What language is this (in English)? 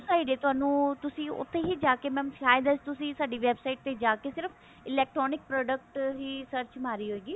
Punjabi